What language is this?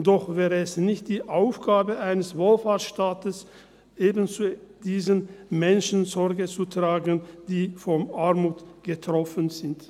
Swiss German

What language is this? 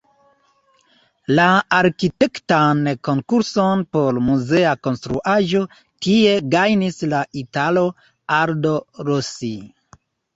Esperanto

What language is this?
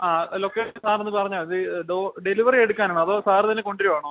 Malayalam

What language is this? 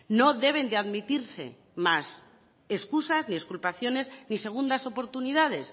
Spanish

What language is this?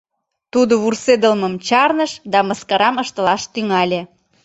Mari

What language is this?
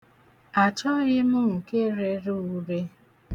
Igbo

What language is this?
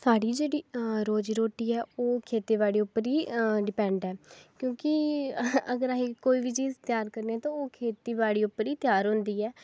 Dogri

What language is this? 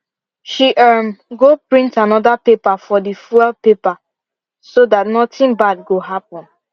Nigerian Pidgin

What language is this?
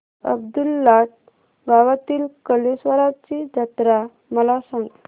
Marathi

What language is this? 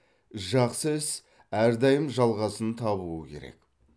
Kazakh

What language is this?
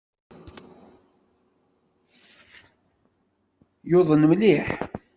Kabyle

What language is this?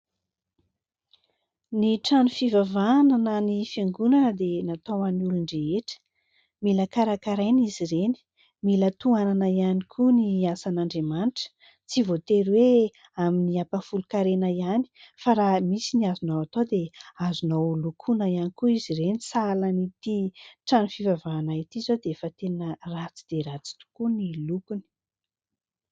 Malagasy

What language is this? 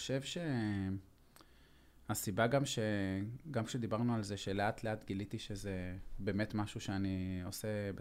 Hebrew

